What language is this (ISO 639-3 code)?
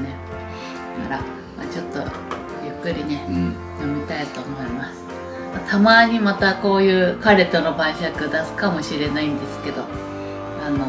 jpn